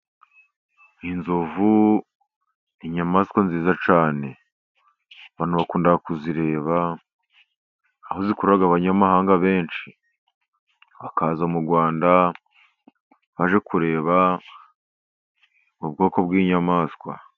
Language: Kinyarwanda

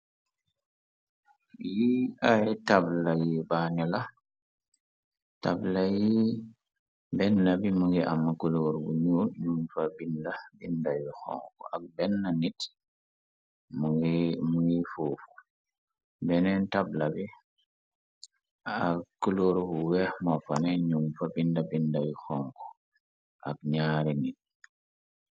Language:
Wolof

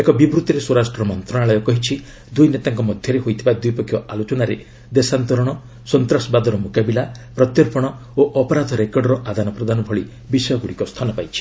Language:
Odia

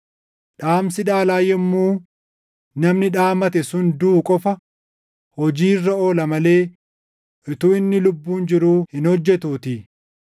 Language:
Oromo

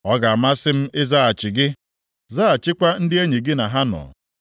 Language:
Igbo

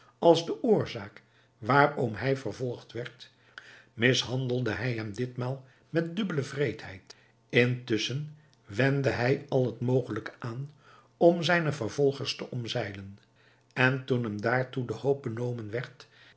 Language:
Dutch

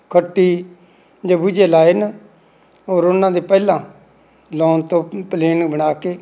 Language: Punjabi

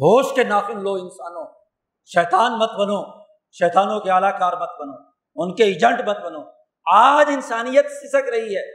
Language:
Urdu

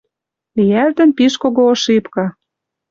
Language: Western Mari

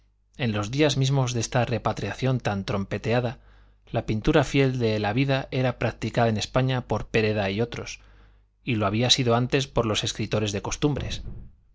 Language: Spanish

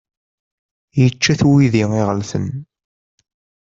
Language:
Kabyle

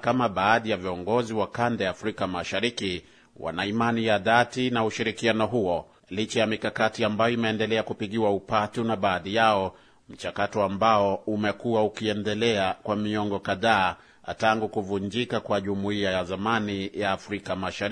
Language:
Swahili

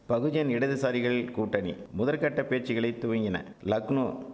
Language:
Tamil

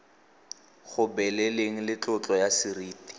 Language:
Tswana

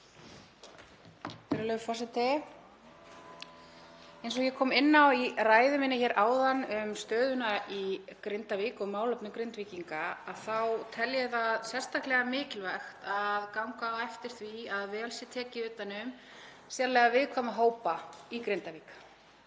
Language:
Icelandic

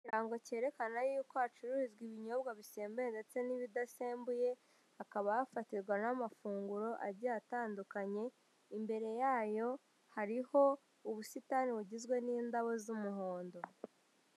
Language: Kinyarwanda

